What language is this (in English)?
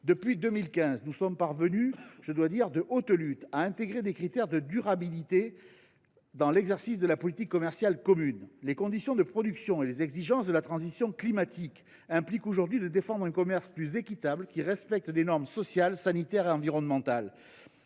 French